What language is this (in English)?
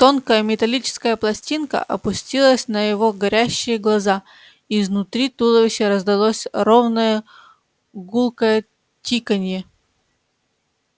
Russian